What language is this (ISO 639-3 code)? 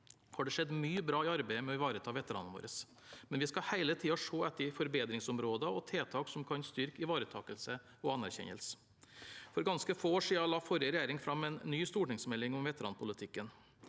nor